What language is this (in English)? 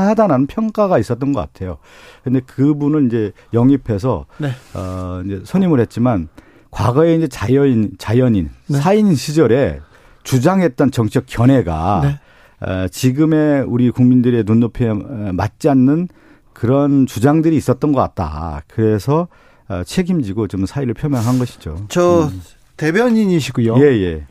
Korean